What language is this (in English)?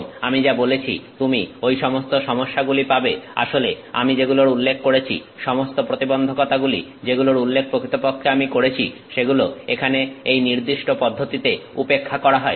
Bangla